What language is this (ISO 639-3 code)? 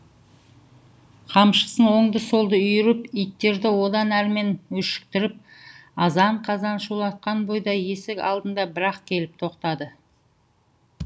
kaz